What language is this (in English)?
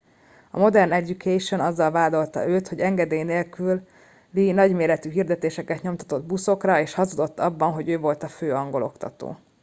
Hungarian